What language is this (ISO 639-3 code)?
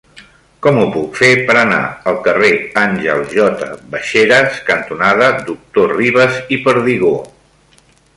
cat